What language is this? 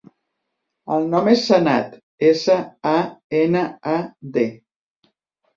Catalan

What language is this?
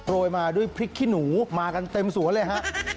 Thai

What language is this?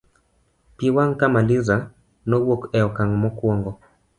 Luo (Kenya and Tanzania)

